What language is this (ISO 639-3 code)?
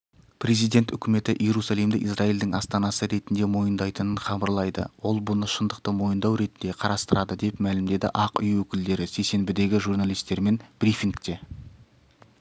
kaz